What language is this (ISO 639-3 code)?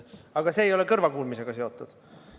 est